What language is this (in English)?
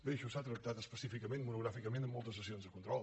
Catalan